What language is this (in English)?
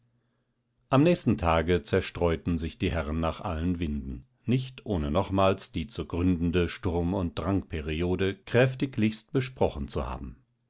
German